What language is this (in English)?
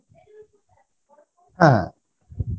Bangla